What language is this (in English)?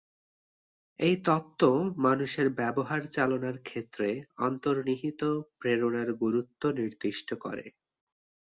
Bangla